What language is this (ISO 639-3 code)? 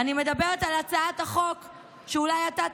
heb